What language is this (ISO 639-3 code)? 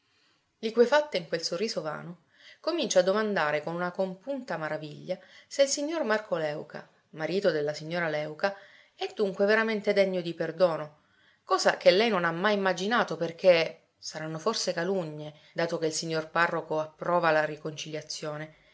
ita